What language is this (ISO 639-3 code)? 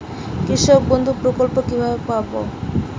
ben